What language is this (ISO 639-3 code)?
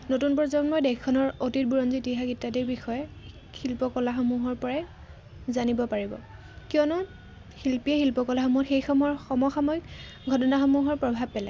asm